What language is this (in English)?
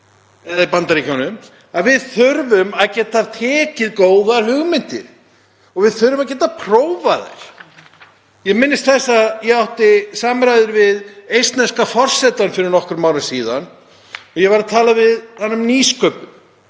Icelandic